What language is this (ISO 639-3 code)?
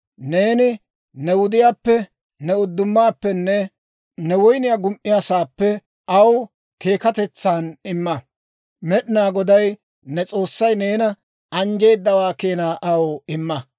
dwr